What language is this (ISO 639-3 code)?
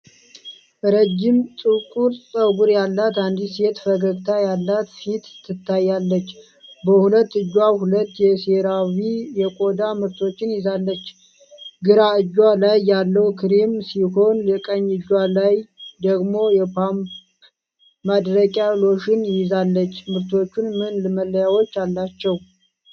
amh